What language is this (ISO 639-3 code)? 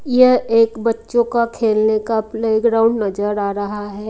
hin